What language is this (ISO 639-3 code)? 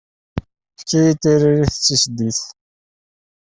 kab